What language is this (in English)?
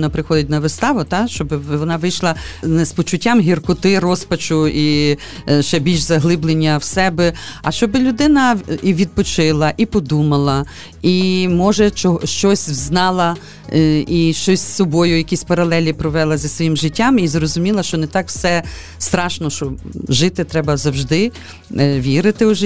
Ukrainian